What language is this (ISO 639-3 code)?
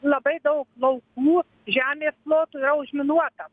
lit